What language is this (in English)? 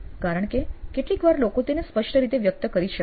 Gujarati